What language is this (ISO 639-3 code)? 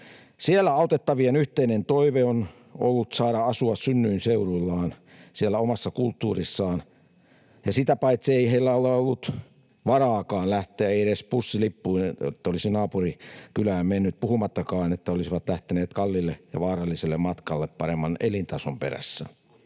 fin